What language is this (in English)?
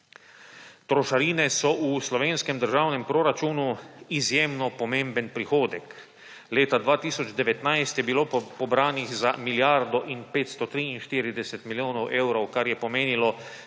Slovenian